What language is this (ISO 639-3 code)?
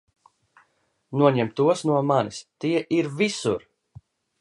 lav